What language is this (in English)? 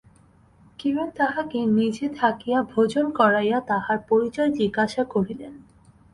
Bangla